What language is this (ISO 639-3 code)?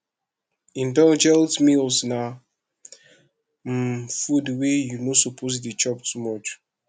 pcm